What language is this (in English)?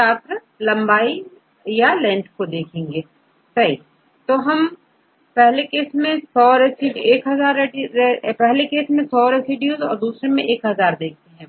Hindi